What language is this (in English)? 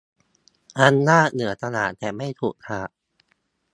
Thai